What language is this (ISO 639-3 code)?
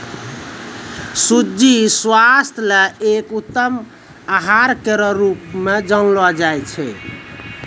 mai